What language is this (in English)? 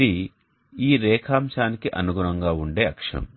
Telugu